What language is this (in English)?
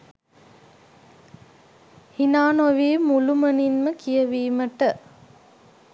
Sinhala